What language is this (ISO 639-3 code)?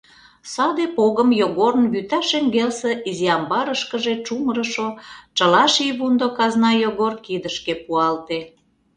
chm